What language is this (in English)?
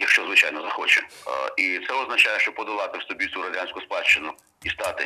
Ukrainian